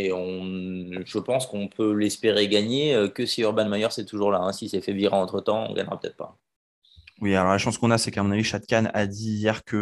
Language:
French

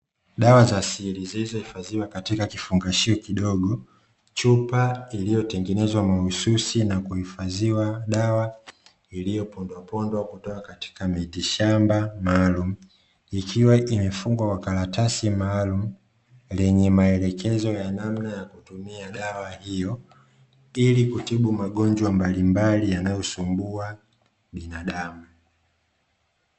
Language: Swahili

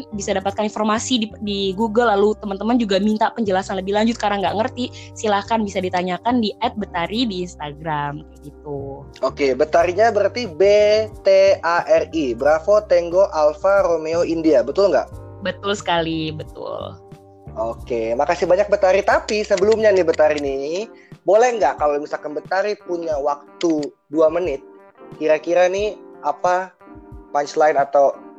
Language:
Indonesian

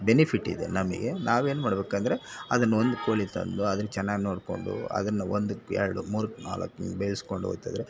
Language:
Kannada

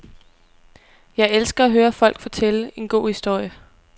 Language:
Danish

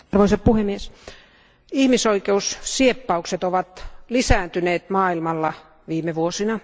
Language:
Finnish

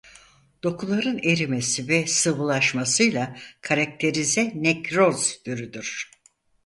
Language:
Turkish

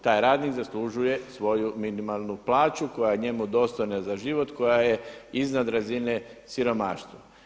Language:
Croatian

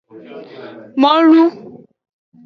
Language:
Aja (Benin)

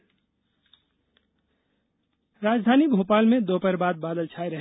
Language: Hindi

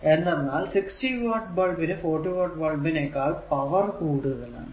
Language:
Malayalam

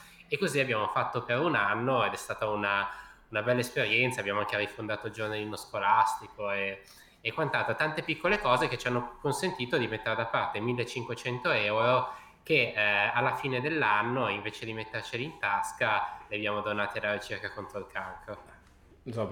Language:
Italian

